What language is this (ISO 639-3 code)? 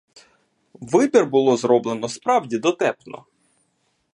ukr